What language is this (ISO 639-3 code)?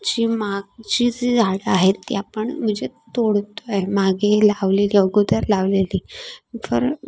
mar